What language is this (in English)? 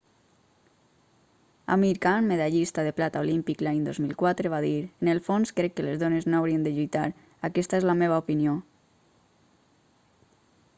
Catalan